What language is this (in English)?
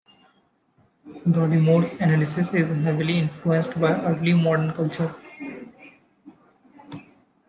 English